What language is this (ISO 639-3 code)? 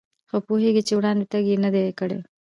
pus